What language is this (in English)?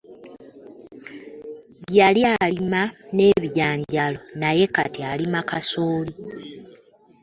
Ganda